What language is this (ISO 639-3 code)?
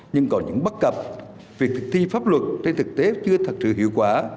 vie